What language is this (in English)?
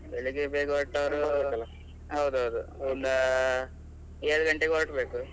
Kannada